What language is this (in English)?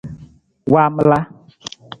Nawdm